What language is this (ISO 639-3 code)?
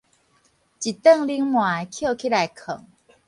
nan